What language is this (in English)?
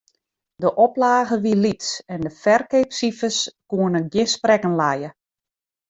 Western Frisian